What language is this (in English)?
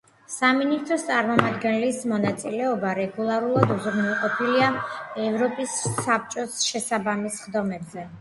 Georgian